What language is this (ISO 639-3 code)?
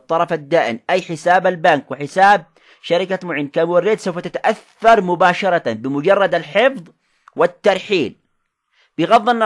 ara